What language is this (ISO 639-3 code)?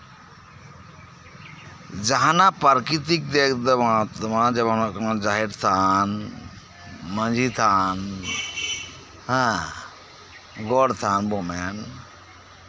sat